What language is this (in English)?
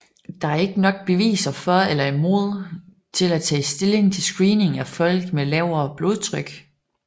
Danish